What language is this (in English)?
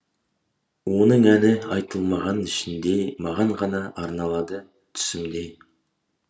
Kazakh